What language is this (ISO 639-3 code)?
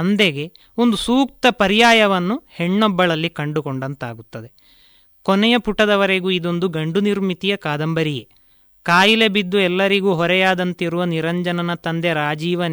kan